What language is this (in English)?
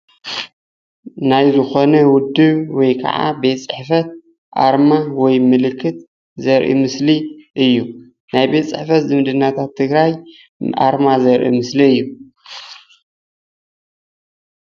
Tigrinya